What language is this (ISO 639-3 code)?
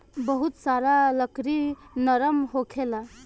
bho